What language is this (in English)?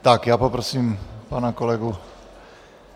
Czech